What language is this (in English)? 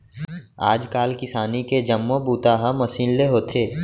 Chhattisgarhi